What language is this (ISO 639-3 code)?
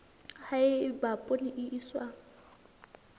sot